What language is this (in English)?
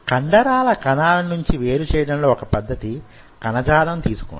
Telugu